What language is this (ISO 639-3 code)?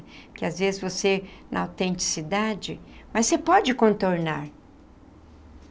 por